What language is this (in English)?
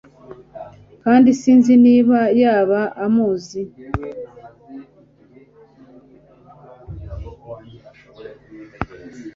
Kinyarwanda